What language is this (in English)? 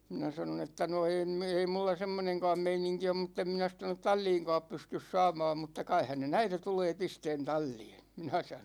Finnish